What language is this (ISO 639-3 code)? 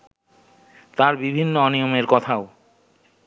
ben